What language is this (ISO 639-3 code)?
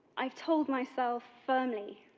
eng